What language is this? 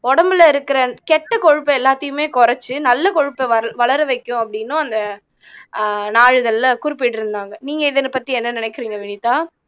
Tamil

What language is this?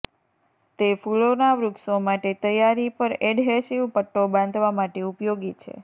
Gujarati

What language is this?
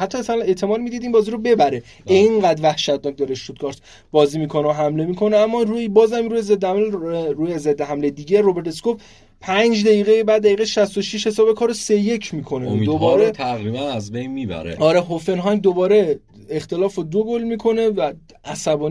Persian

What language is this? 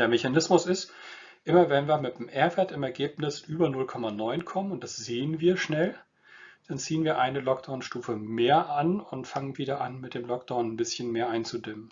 German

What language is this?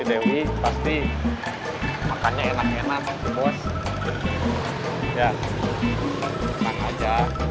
Indonesian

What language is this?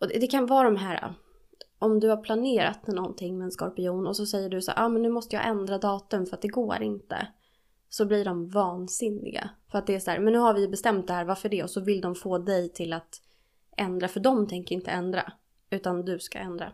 Swedish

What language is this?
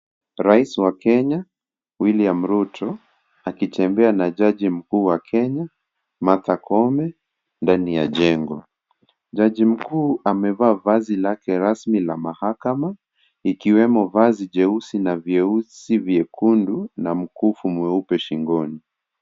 Swahili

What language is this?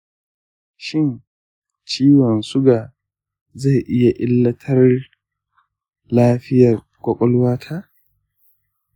Hausa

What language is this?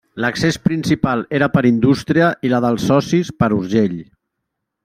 Catalan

